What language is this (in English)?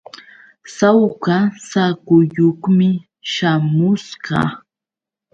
Yauyos Quechua